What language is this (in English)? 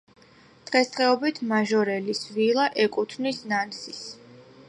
Georgian